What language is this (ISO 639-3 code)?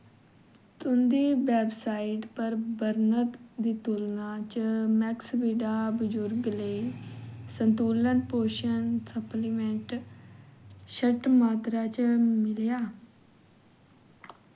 doi